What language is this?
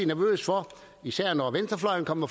Danish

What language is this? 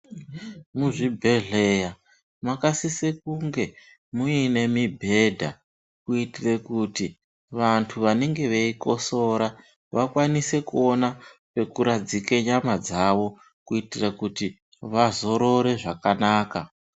Ndau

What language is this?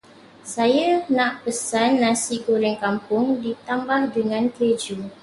Malay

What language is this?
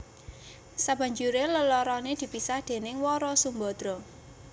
Javanese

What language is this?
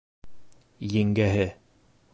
Bashkir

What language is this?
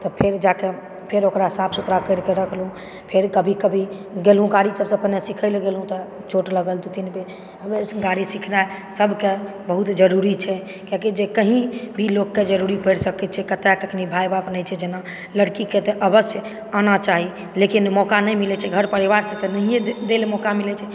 Maithili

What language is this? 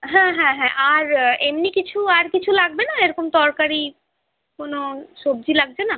Bangla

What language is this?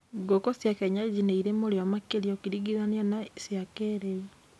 Kikuyu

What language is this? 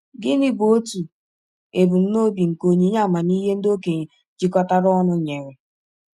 Igbo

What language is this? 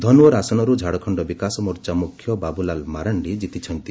Odia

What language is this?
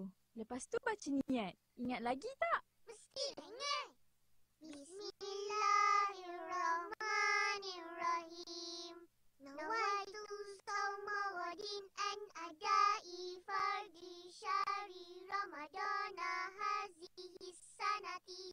Malay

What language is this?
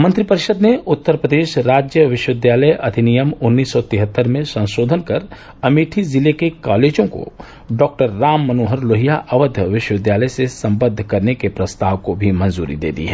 Hindi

